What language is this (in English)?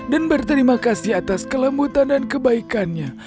Indonesian